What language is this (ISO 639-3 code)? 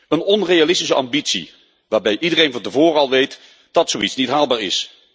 nld